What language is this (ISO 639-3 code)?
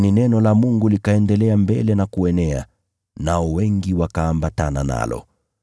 swa